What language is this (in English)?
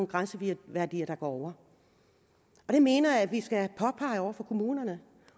Danish